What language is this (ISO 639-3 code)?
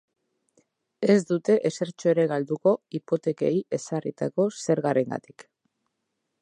eus